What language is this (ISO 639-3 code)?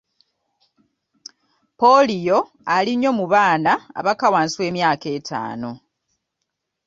lug